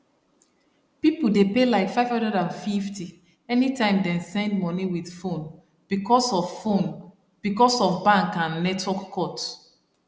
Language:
Nigerian Pidgin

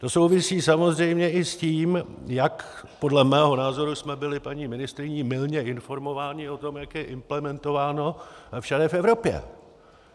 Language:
Czech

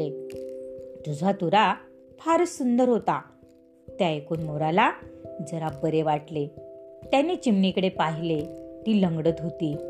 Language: Marathi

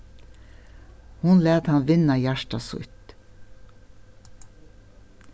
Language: Faroese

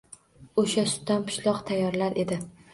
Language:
Uzbek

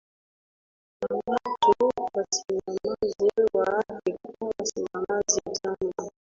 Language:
Swahili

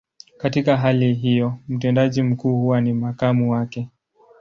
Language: Swahili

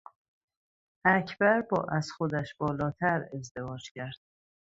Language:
Persian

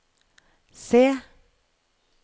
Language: Norwegian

